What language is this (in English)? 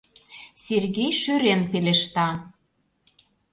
Mari